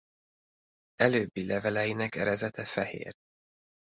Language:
Hungarian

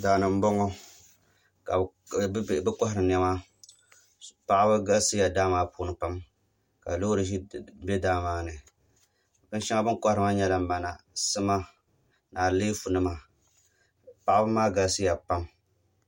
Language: Dagbani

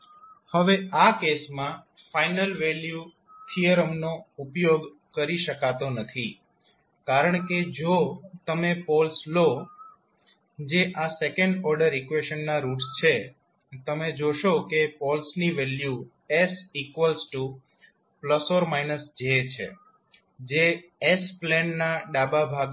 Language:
Gujarati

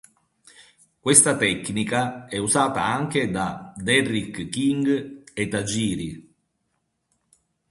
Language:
Italian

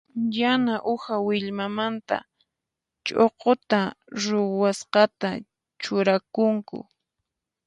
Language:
Puno Quechua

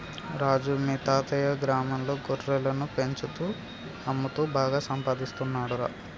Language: Telugu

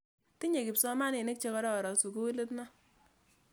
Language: Kalenjin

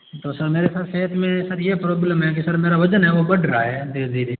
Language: Hindi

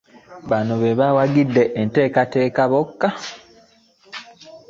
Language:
Ganda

